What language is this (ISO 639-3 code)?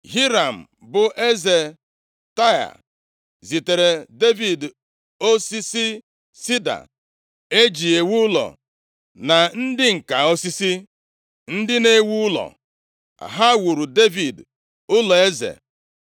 ibo